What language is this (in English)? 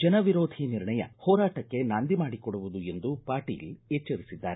Kannada